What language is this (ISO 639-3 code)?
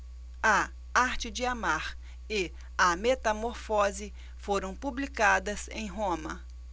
por